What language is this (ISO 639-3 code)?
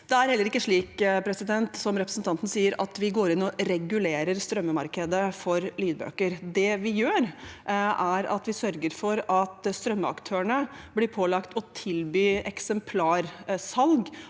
nor